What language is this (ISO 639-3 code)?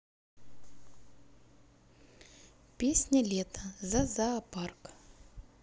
rus